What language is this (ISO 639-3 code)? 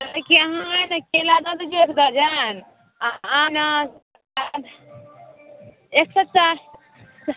mai